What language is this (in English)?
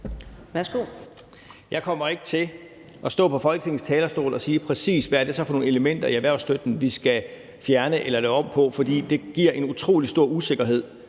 Danish